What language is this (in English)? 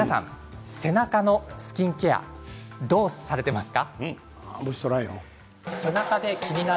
Japanese